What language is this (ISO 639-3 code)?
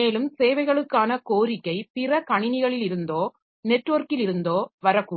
tam